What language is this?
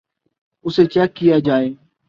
Urdu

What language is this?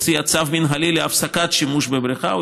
Hebrew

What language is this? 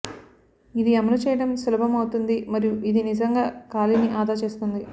Telugu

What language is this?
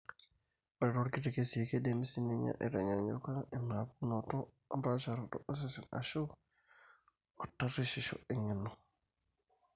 Masai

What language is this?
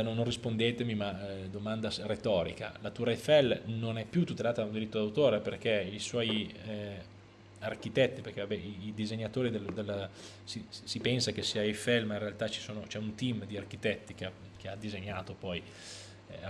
Italian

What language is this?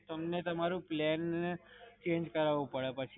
Gujarati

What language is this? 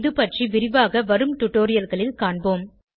Tamil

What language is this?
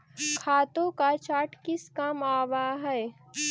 Magahi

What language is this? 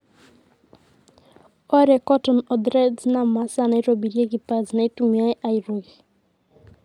Masai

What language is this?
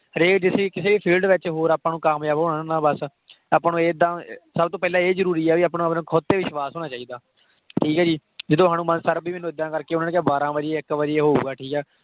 Punjabi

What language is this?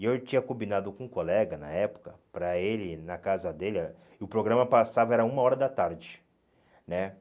Portuguese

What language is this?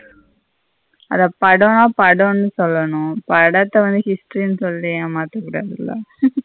Tamil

